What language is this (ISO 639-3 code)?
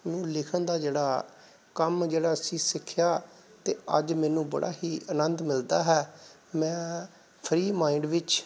pan